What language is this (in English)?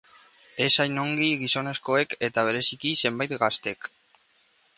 Basque